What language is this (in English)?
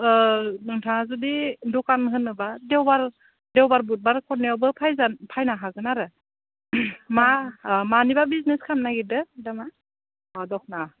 Bodo